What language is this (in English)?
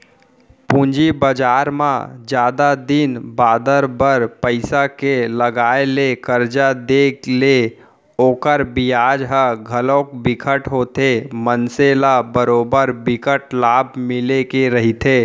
Chhattisgarhi